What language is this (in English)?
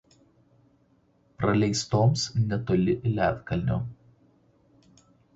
Lithuanian